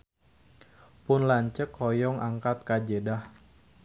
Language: Sundanese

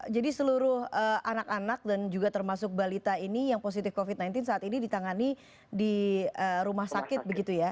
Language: Indonesian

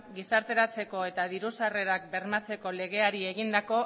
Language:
Basque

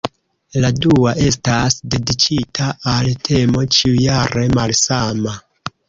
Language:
Esperanto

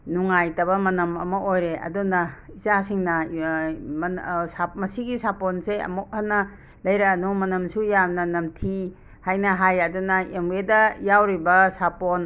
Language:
Manipuri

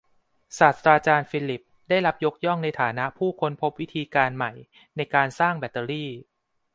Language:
Thai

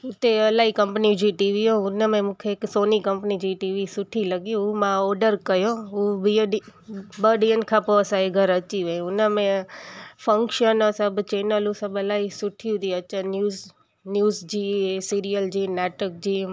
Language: Sindhi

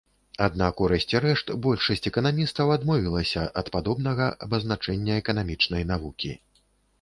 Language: Belarusian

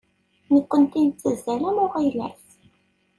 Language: Kabyle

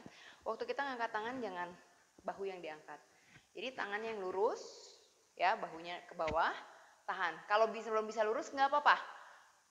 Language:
Indonesian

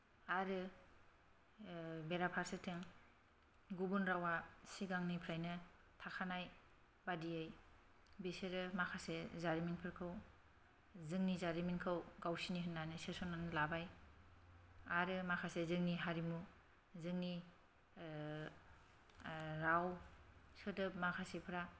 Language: Bodo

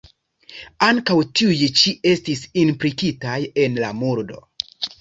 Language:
Esperanto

